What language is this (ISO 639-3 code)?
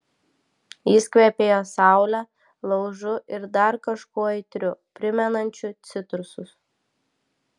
lit